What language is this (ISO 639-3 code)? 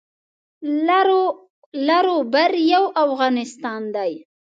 pus